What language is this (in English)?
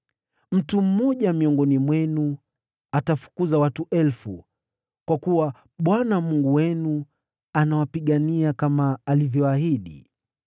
Swahili